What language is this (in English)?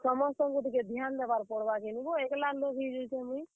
Odia